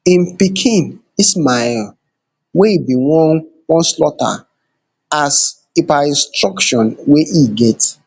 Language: Nigerian Pidgin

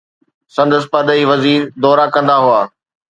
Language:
Sindhi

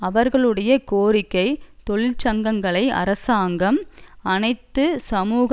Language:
Tamil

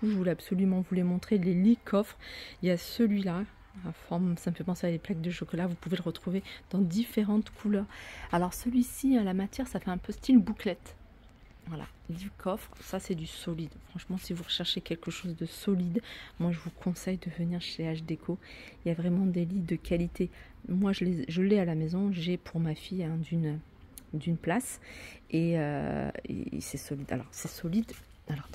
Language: French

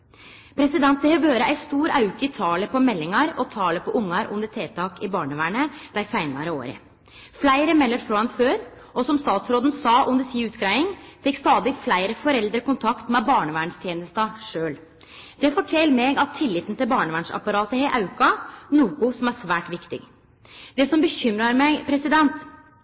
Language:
Norwegian Nynorsk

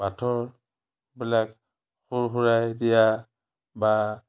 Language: Assamese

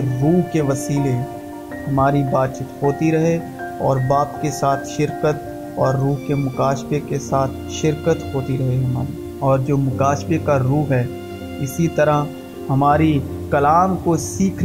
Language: Urdu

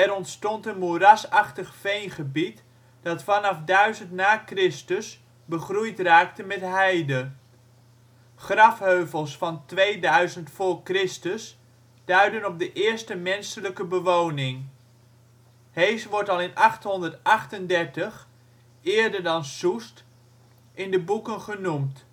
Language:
Dutch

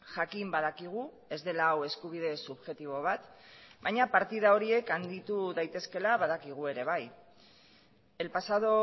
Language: Basque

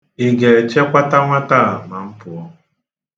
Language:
Igbo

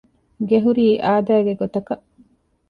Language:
Divehi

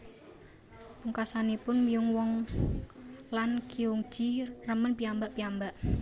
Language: Javanese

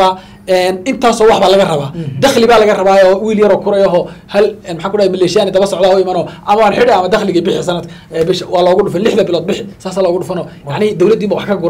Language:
Arabic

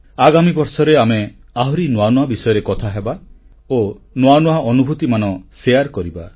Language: Odia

